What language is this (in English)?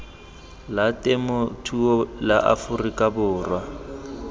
Tswana